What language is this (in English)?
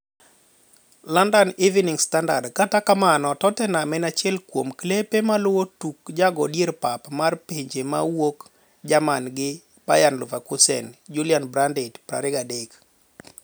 Luo (Kenya and Tanzania)